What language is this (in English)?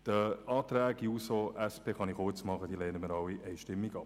Swiss German